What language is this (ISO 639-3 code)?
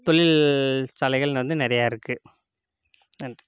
tam